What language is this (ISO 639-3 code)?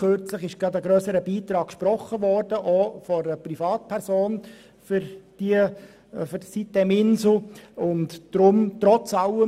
gsw